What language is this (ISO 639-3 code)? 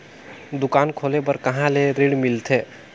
hne